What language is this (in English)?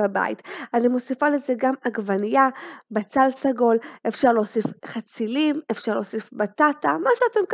Hebrew